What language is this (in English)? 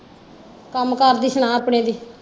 Punjabi